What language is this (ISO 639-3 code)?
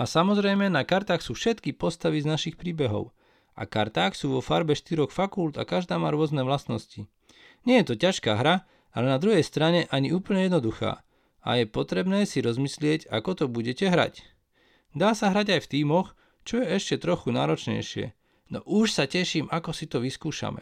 slk